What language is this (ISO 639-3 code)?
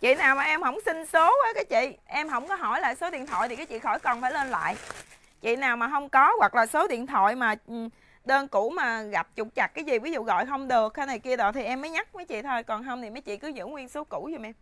vie